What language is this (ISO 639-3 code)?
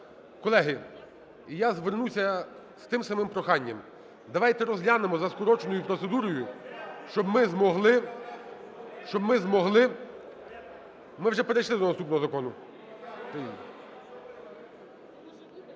ukr